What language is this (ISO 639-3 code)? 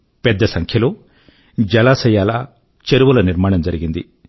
tel